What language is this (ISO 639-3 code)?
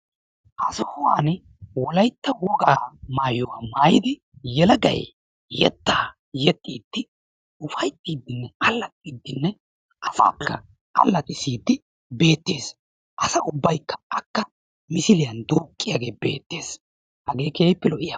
wal